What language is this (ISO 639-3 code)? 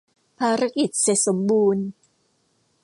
tha